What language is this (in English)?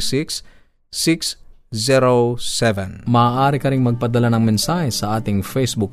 Filipino